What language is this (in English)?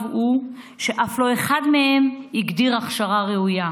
Hebrew